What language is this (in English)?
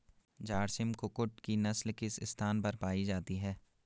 Hindi